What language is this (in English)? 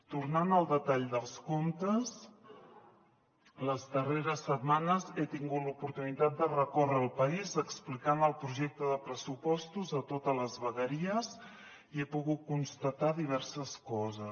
Catalan